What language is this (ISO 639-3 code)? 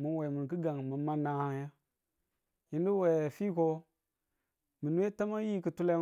tul